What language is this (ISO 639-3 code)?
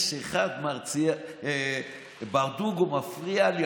heb